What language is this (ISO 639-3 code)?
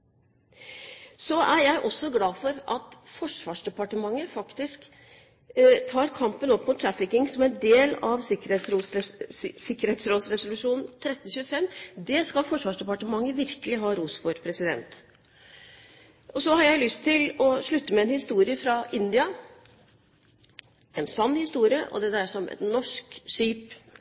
nob